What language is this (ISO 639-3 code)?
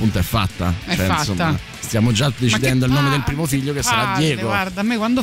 ita